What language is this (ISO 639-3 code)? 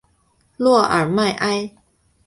zho